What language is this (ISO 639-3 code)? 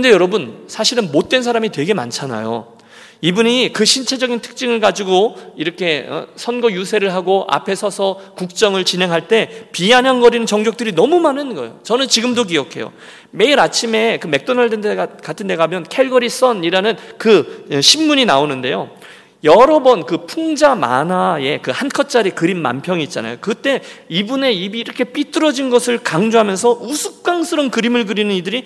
kor